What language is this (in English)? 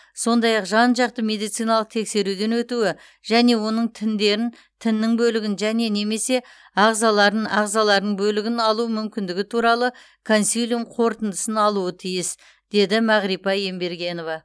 Kazakh